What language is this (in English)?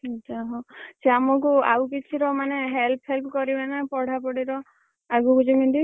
Odia